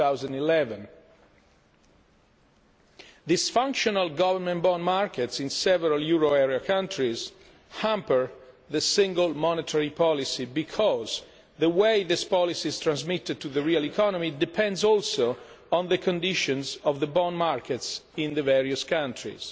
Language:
English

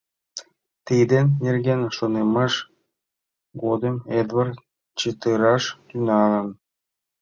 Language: Mari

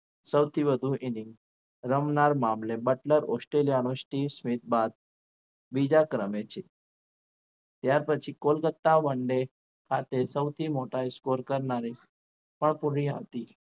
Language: Gujarati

